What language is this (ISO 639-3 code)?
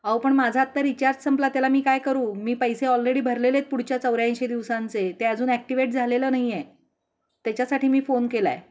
mar